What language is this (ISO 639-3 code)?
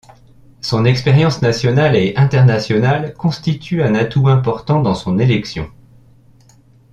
fra